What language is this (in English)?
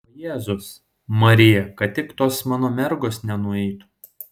Lithuanian